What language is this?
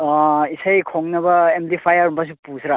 Manipuri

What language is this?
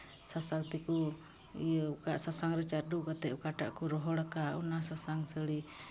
Santali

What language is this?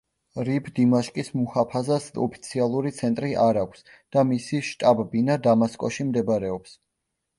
Georgian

